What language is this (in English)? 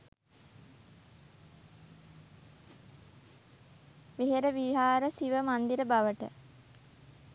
Sinhala